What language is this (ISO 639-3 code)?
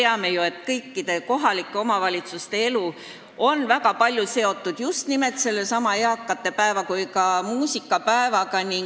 est